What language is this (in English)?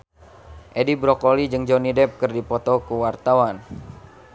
Sundanese